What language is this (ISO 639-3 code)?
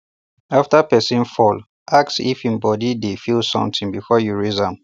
pcm